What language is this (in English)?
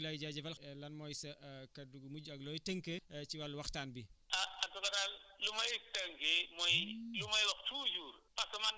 Wolof